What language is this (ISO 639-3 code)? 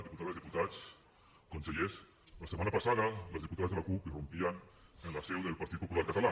cat